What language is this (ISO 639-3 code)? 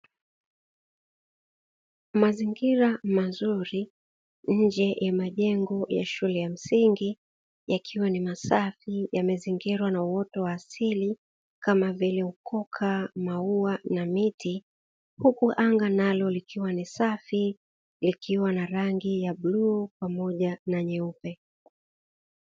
swa